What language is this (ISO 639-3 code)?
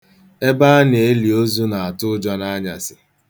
ibo